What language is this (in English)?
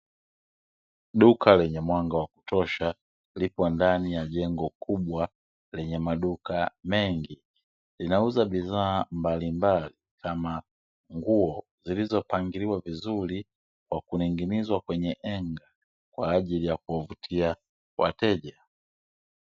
Swahili